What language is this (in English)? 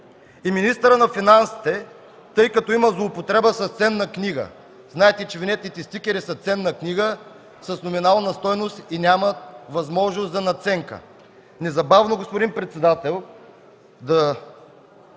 Bulgarian